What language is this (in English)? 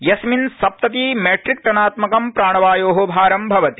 Sanskrit